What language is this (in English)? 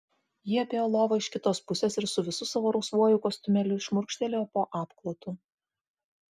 Lithuanian